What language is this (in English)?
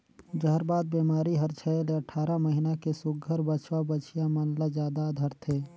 Chhattisgarhi